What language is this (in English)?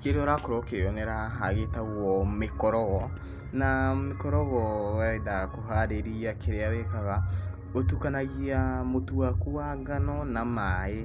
Kikuyu